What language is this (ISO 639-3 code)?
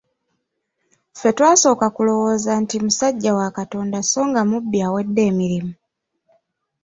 lug